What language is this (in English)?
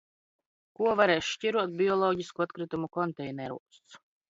Latvian